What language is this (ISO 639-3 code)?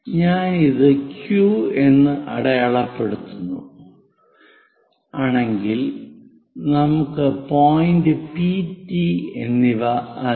mal